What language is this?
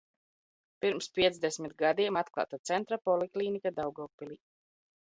Latvian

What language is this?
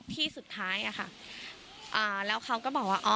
Thai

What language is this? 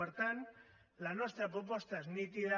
Catalan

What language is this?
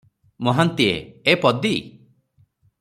Odia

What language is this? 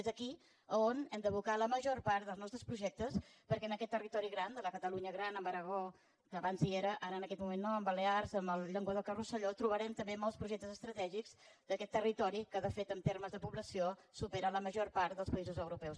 Catalan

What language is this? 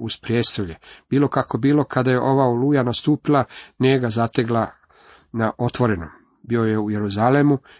Croatian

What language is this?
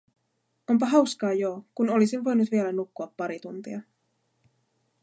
Finnish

